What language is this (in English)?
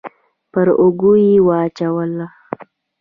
Pashto